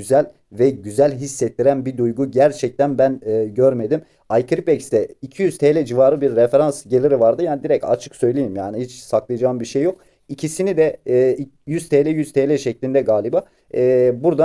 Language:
Turkish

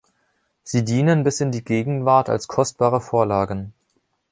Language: German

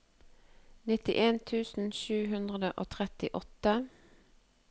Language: Norwegian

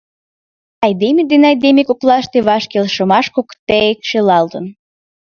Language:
Mari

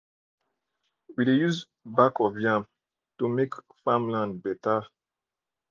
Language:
Nigerian Pidgin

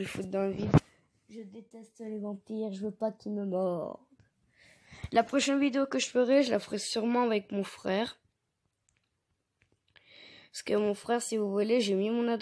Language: French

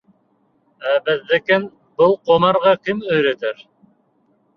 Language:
Bashkir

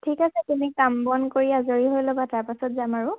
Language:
Assamese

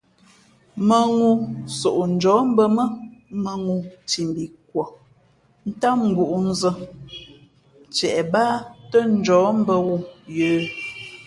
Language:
Fe'fe'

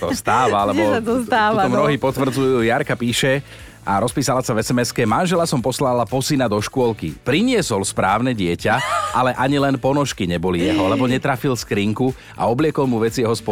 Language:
Slovak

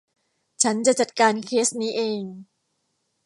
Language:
Thai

